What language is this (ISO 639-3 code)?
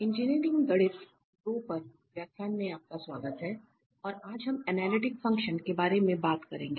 hin